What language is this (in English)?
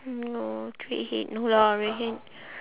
English